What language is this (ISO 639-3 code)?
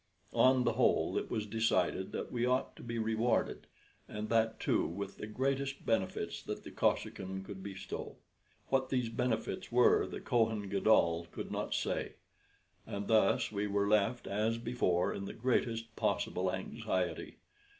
eng